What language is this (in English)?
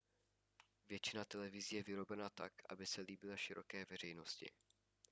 Czech